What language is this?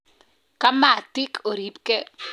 Kalenjin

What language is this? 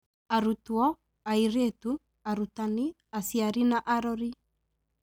Kikuyu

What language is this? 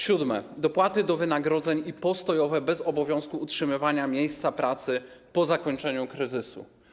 Polish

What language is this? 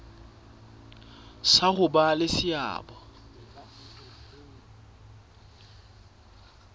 Southern Sotho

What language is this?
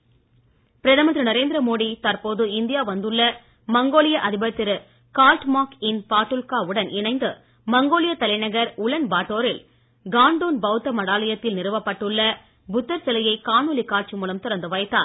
Tamil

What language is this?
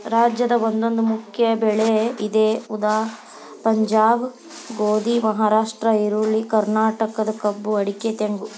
Kannada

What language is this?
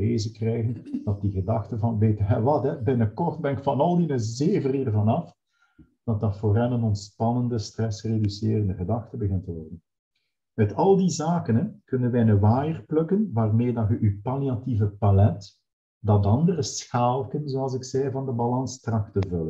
Dutch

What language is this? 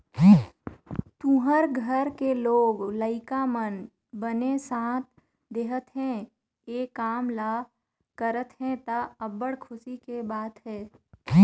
Chhattisgarhi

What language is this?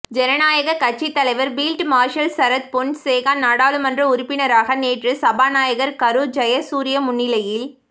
Tamil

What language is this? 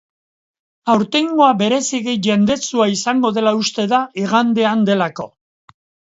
Basque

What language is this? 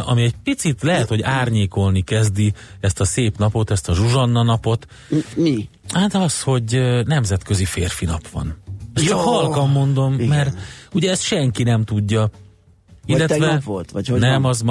Hungarian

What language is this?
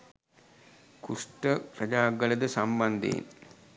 Sinhala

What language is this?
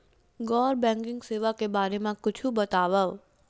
Chhattisgarhi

